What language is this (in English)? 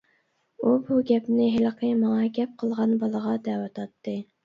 Uyghur